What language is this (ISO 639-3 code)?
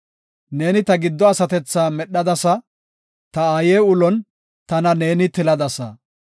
gof